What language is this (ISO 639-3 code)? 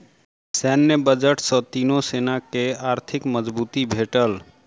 mai